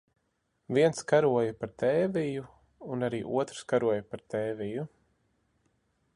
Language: Latvian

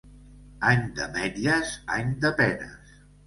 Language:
Catalan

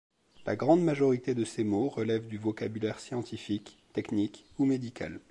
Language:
French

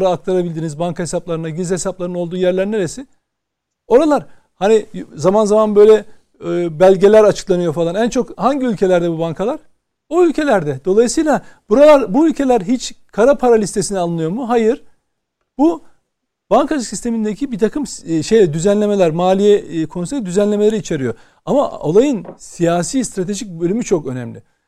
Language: Turkish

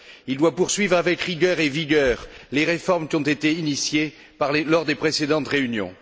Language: French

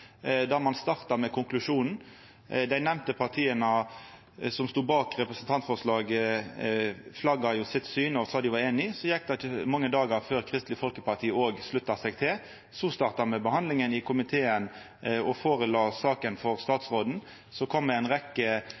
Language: Norwegian Nynorsk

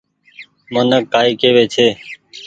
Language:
Goaria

